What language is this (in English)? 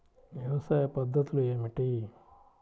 Telugu